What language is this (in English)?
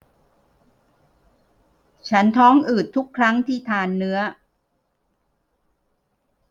Thai